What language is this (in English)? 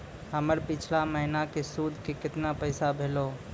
Maithili